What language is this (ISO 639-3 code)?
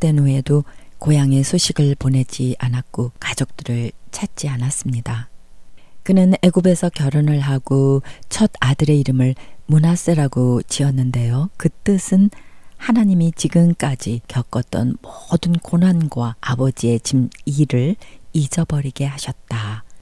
kor